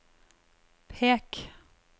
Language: Norwegian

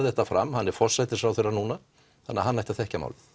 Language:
Icelandic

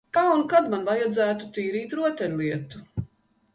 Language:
Latvian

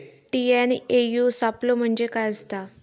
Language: Marathi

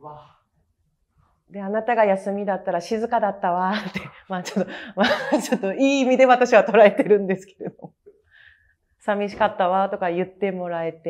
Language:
Japanese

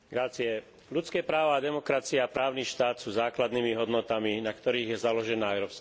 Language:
Slovak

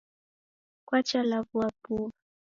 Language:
Taita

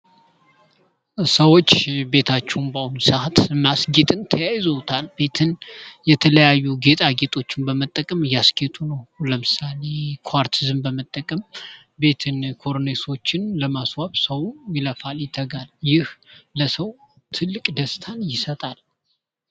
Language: Amharic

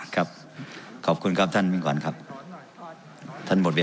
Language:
Thai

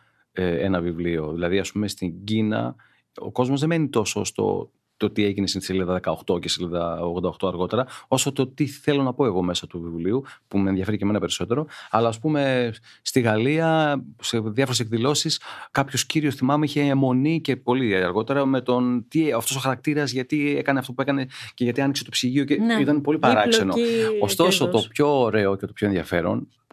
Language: Greek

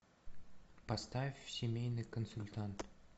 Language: Russian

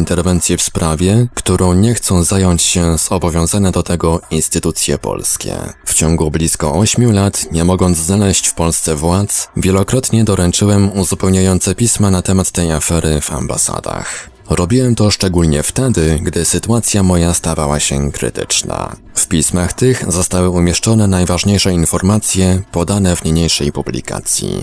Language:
Polish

